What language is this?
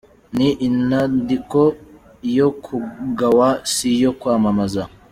Kinyarwanda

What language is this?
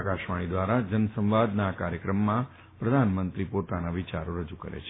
Gujarati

